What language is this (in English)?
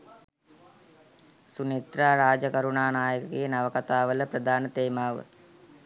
Sinhala